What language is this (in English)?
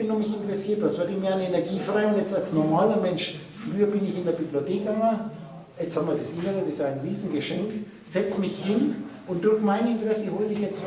German